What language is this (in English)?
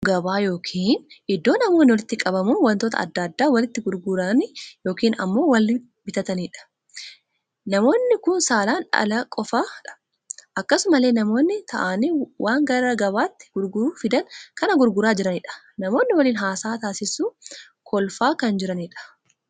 Oromo